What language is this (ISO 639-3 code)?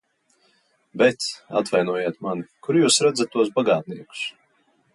lav